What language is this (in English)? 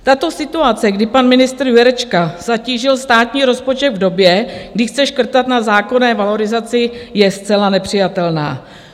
Czech